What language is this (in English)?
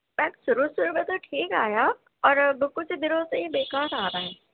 Urdu